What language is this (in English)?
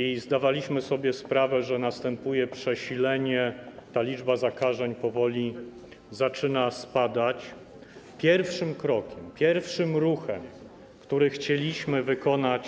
Polish